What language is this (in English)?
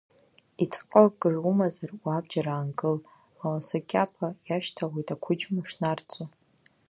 Abkhazian